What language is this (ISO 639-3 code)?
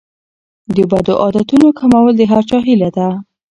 pus